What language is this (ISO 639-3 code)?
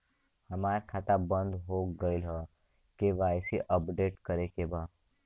bho